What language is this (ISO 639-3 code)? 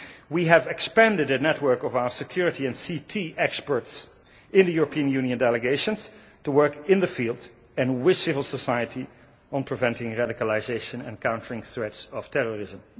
eng